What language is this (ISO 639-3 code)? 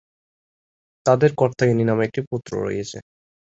ben